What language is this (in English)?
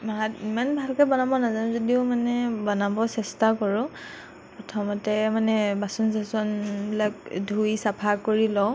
Assamese